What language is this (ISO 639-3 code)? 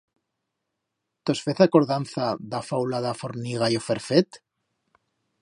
arg